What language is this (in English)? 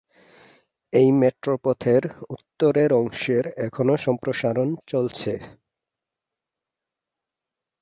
Bangla